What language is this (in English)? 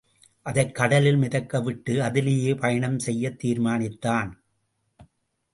Tamil